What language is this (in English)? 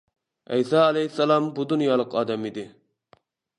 Uyghur